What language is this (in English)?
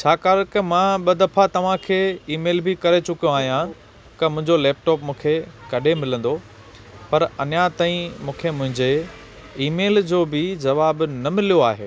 Sindhi